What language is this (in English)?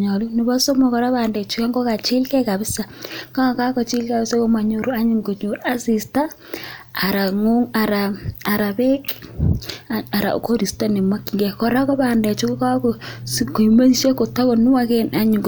Kalenjin